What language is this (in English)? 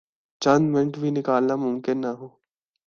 Urdu